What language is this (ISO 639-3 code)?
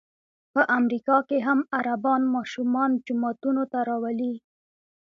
pus